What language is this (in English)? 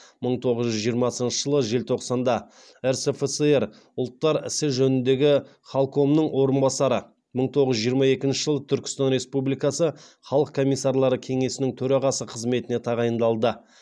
Kazakh